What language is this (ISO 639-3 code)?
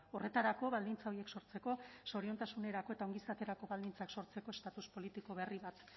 eus